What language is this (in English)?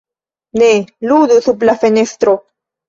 Esperanto